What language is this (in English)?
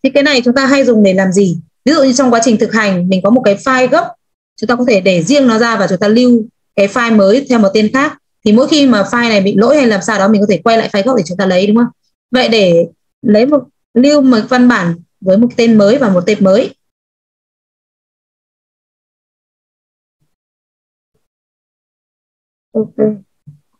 Vietnamese